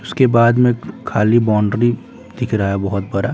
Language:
Hindi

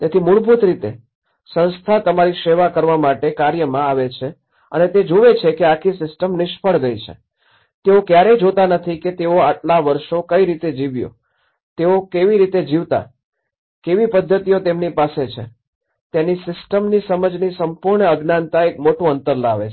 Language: Gujarati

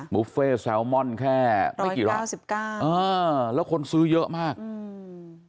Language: Thai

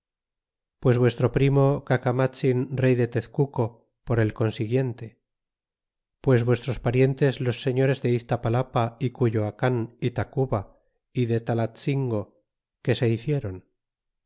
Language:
Spanish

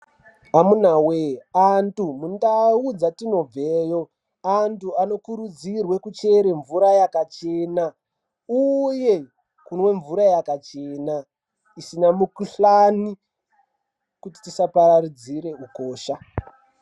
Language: Ndau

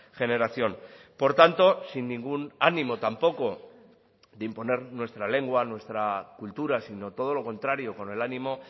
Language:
Spanish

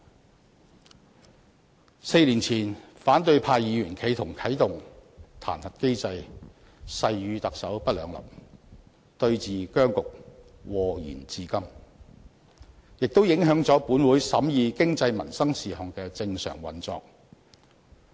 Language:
Cantonese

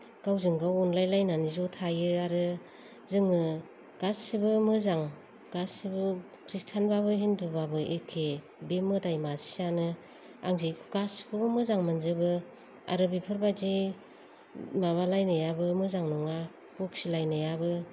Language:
Bodo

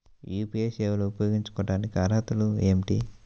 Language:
Telugu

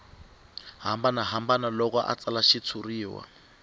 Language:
Tsonga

